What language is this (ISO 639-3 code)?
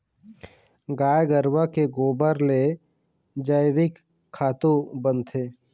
hne